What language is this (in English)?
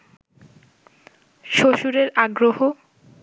Bangla